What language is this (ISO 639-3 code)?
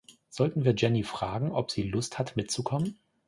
deu